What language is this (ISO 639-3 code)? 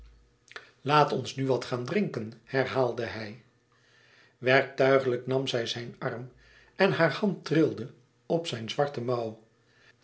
nld